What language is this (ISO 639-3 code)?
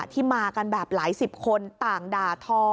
tha